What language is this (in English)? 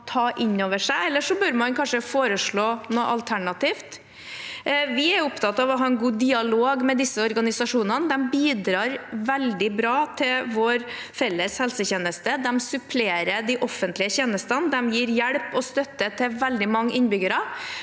Norwegian